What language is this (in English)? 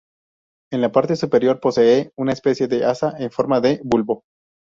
Spanish